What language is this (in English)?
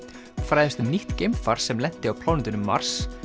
Icelandic